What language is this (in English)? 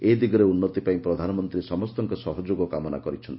Odia